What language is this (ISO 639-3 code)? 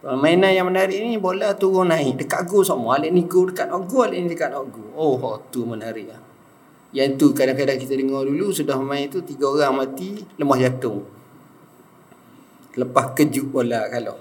msa